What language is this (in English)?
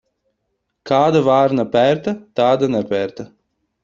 Latvian